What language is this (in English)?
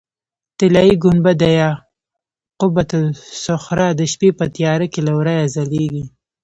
Pashto